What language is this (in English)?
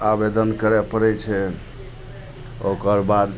Maithili